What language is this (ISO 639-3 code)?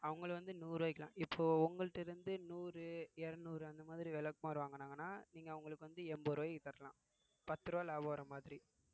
tam